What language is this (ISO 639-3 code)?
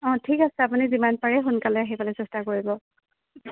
asm